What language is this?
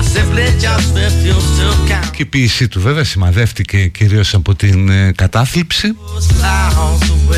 Greek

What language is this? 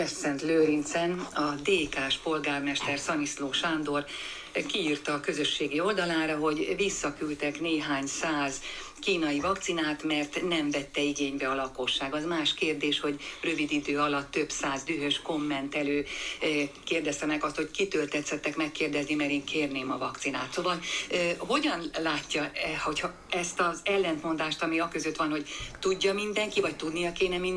Hungarian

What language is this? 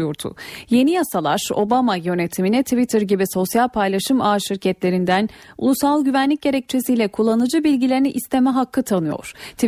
Turkish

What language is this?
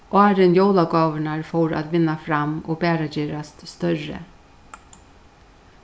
Faroese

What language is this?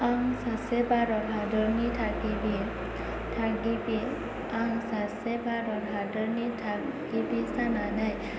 Bodo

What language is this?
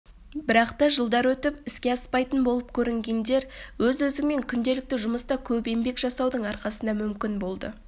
Kazakh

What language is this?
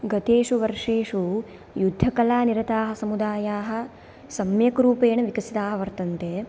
Sanskrit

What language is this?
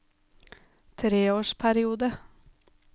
Norwegian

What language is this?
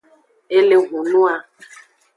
Aja (Benin)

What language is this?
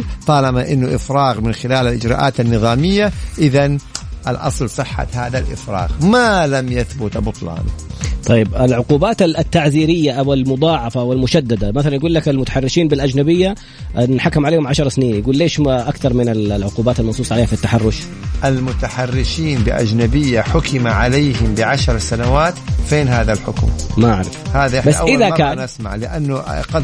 Arabic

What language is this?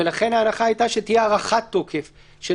Hebrew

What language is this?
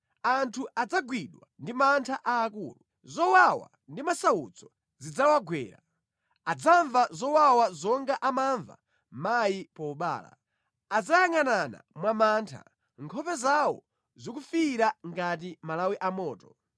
Nyanja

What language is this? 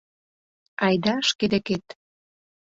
Mari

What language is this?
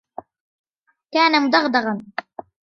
Arabic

